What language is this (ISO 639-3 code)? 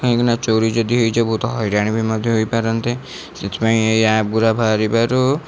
ori